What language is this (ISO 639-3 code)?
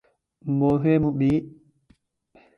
urd